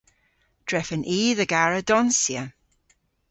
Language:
Cornish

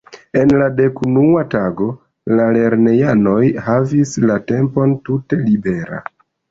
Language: Esperanto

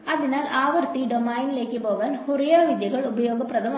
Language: Malayalam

